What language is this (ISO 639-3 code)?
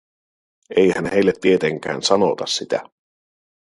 fin